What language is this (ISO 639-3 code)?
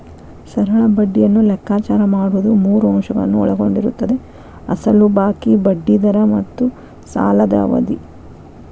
kan